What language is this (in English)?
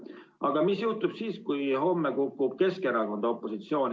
Estonian